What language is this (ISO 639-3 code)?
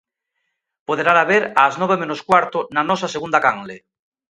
glg